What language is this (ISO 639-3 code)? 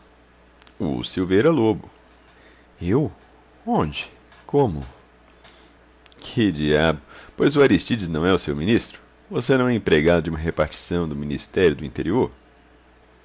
por